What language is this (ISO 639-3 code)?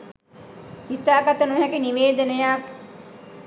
sin